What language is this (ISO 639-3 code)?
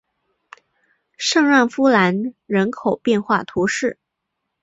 zho